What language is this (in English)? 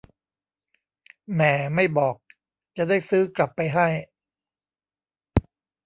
Thai